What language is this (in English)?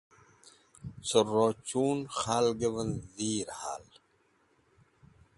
Wakhi